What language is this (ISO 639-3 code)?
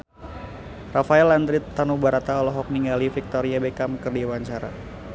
sun